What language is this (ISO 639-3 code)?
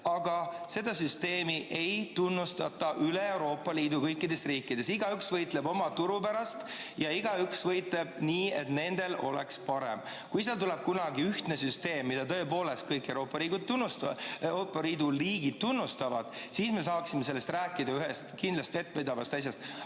est